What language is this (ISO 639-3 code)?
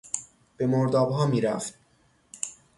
fas